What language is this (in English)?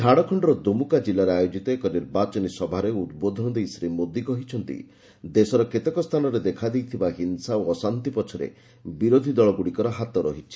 Odia